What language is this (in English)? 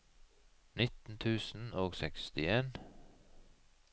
Norwegian